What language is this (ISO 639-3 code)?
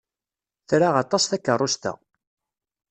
kab